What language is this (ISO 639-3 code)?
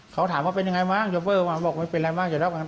tha